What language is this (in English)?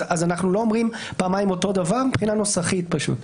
Hebrew